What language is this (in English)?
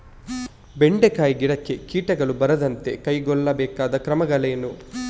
Kannada